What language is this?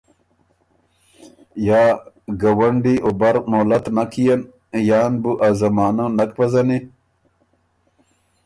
Ormuri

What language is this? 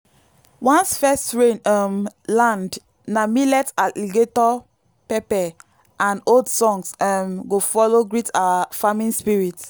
Nigerian Pidgin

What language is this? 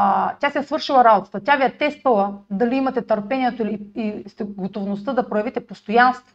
Bulgarian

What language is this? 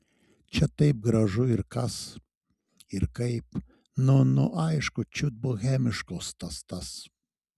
Lithuanian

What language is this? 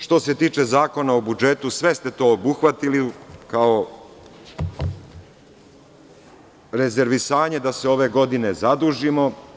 Serbian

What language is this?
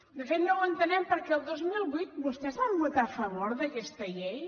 Catalan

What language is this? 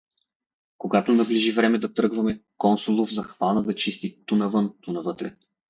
Bulgarian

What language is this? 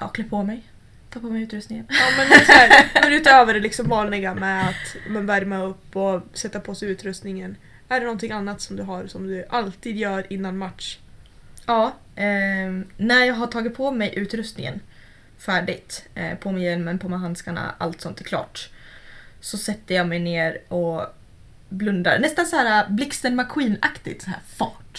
Swedish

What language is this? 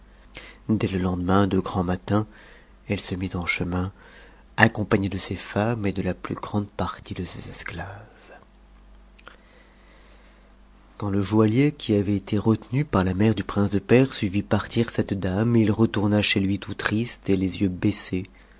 French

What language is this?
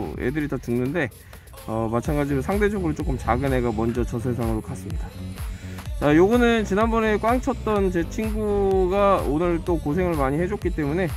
Korean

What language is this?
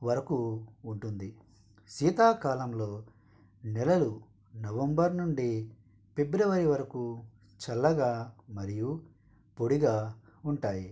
Telugu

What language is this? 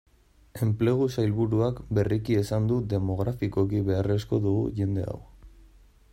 Basque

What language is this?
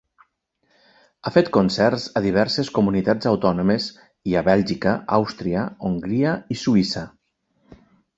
Catalan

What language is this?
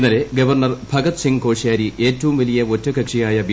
Malayalam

